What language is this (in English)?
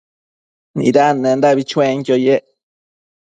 Matsés